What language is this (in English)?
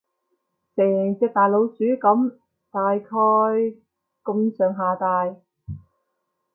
Cantonese